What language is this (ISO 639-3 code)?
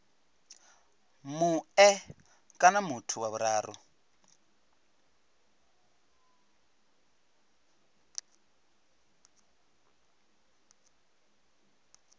ven